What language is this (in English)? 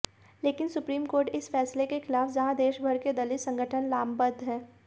Hindi